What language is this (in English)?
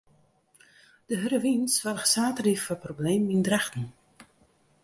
Western Frisian